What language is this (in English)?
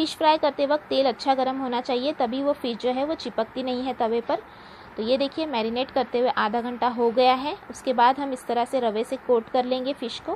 Hindi